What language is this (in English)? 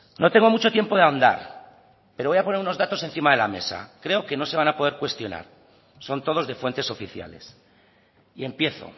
Spanish